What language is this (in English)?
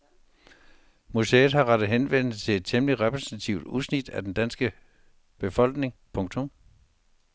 Danish